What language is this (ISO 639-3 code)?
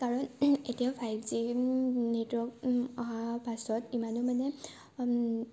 asm